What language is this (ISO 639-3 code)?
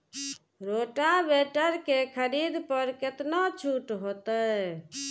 mai